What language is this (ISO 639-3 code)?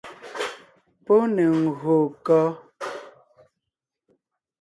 nnh